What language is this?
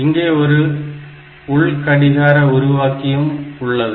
Tamil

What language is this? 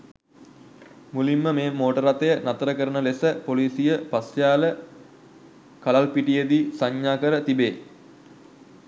Sinhala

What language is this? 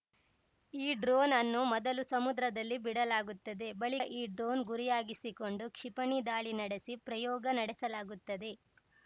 Kannada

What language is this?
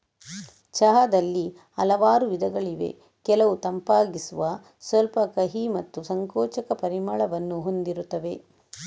Kannada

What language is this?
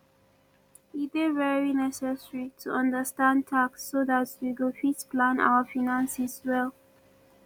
Nigerian Pidgin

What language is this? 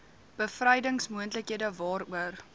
Afrikaans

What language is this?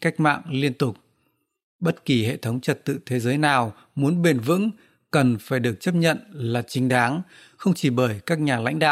Vietnamese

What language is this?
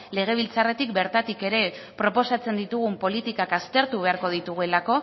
Basque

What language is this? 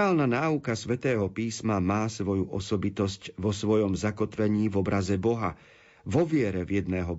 Slovak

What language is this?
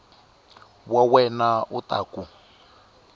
Tsonga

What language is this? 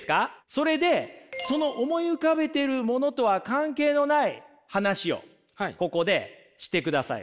Japanese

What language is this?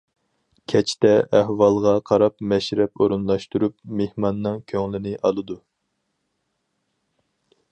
Uyghur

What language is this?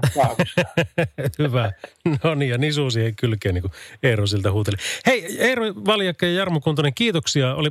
Finnish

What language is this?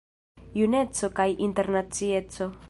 Esperanto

